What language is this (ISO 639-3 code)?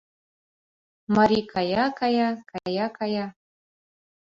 chm